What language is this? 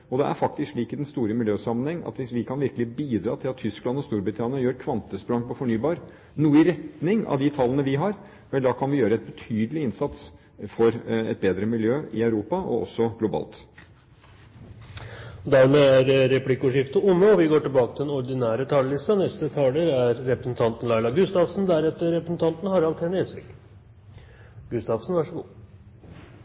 Norwegian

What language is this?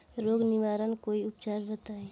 Bhojpuri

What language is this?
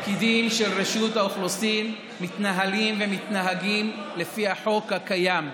Hebrew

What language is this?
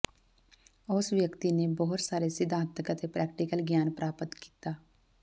Punjabi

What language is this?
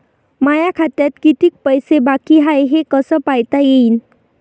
Marathi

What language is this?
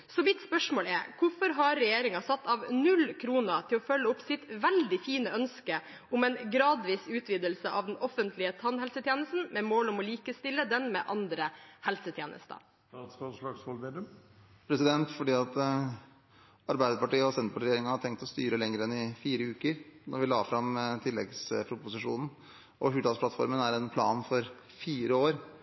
Norwegian Bokmål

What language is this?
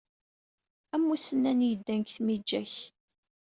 Kabyle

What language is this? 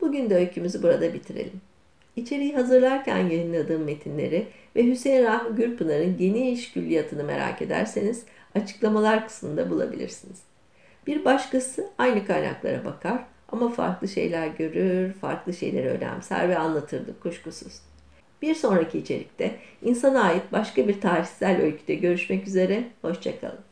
Turkish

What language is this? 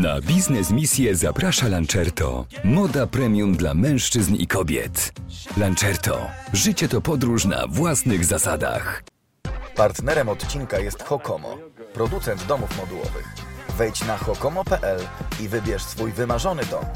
Polish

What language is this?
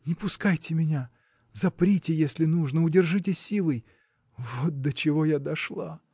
Russian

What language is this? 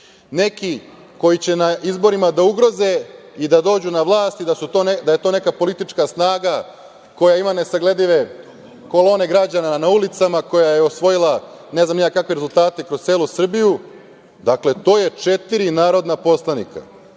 Serbian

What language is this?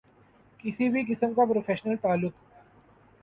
Urdu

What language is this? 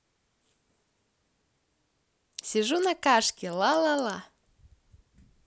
Russian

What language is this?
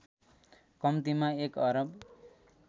Nepali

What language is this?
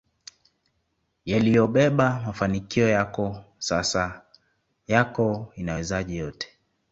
Swahili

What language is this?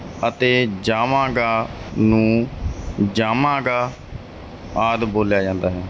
Punjabi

